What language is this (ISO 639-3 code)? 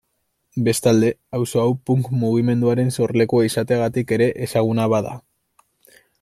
eus